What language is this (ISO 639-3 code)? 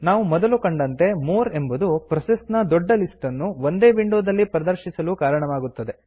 kan